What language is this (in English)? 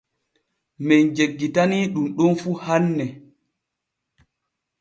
Borgu Fulfulde